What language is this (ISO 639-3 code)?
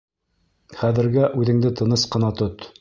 bak